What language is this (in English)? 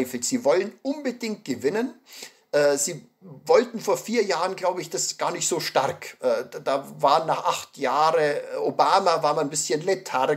German